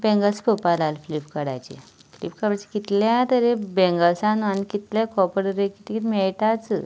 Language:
Konkani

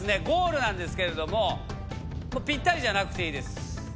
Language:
Japanese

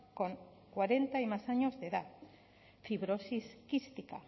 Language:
Spanish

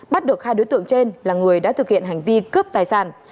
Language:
Vietnamese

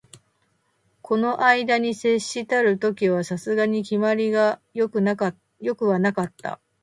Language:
Japanese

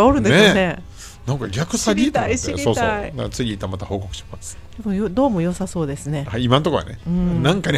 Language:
Japanese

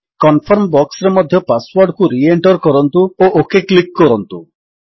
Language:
Odia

